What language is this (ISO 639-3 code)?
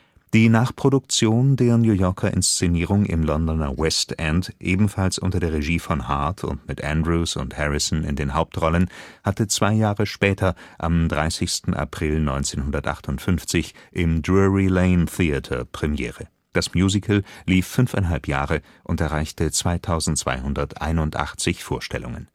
deu